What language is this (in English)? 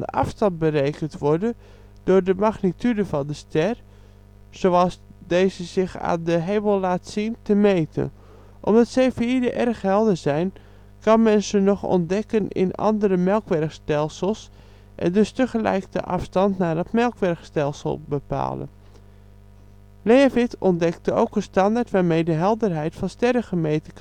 Dutch